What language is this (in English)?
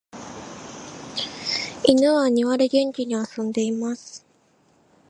Japanese